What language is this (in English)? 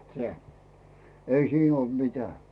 Finnish